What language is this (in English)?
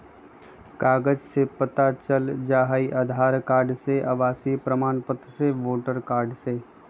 Magahi